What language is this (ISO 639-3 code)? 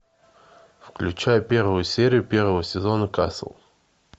rus